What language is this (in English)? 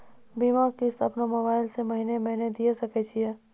Maithili